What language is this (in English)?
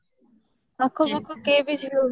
Odia